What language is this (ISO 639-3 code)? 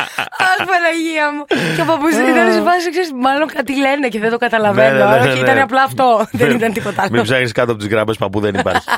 ell